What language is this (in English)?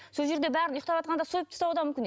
Kazakh